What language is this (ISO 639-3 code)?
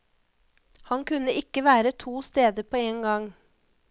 nor